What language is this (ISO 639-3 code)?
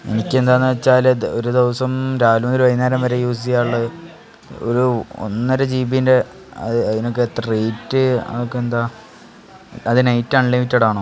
mal